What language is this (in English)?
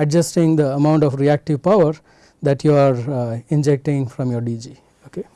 English